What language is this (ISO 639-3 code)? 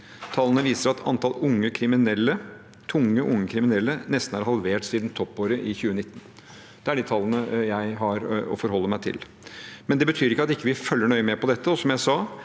nor